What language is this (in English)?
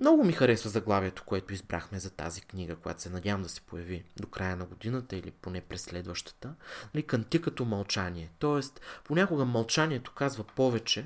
Bulgarian